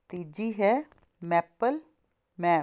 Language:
Punjabi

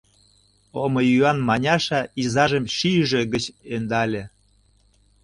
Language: Mari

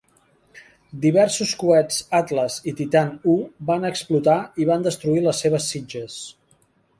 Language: Catalan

